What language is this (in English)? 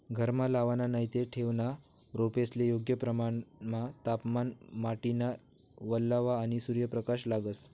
Marathi